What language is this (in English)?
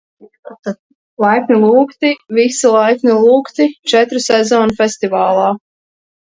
Latvian